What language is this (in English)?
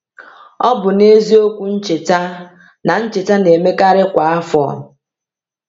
Igbo